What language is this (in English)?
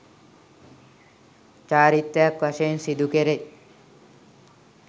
Sinhala